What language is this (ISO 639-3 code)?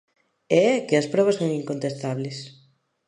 glg